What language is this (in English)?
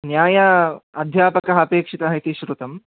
Sanskrit